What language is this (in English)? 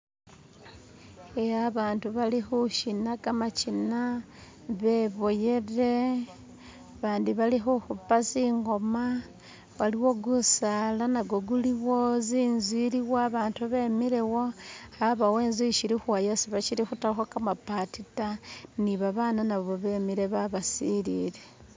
Masaaba